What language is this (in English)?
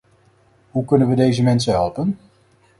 Dutch